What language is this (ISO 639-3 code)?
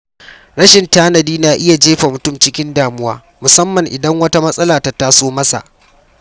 hau